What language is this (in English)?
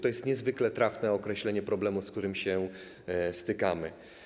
Polish